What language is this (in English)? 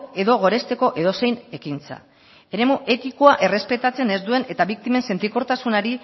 Basque